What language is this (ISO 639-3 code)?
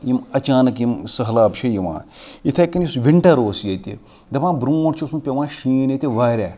kas